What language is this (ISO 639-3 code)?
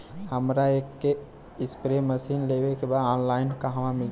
bho